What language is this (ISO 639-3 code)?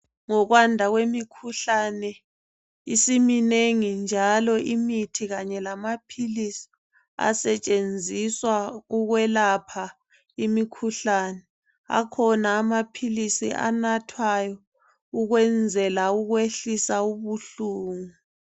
nde